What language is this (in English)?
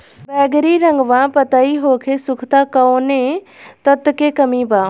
Bhojpuri